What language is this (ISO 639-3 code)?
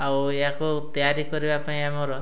ori